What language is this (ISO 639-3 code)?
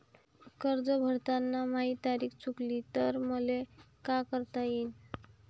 mar